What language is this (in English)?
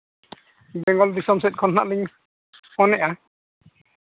Santali